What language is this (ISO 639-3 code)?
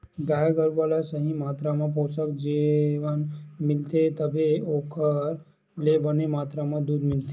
hne